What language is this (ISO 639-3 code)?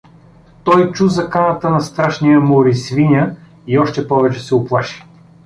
bul